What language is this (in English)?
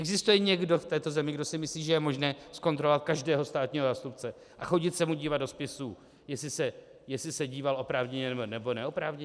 Czech